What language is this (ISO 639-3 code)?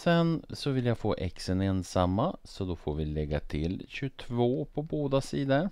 swe